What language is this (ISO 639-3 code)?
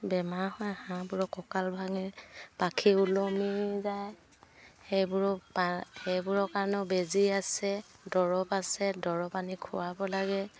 asm